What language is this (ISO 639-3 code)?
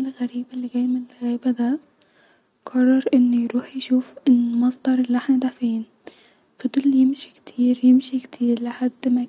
arz